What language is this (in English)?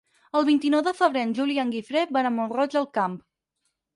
Catalan